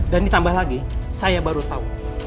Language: Indonesian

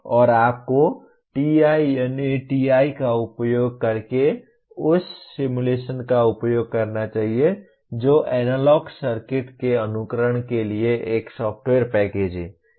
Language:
Hindi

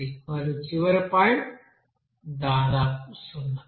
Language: Telugu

